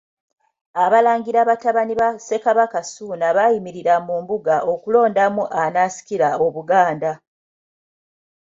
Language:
Ganda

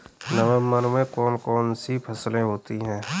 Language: Hindi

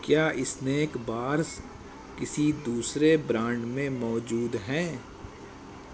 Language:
Urdu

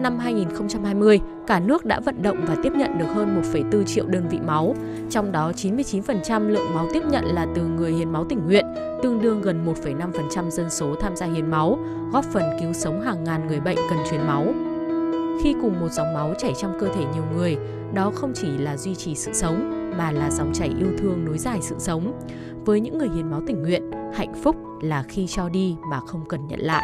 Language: Vietnamese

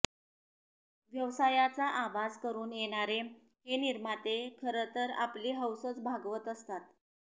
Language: Marathi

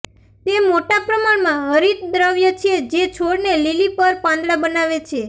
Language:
Gujarati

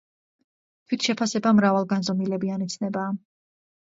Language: Georgian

